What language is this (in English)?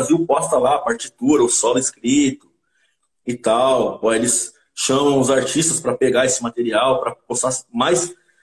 Portuguese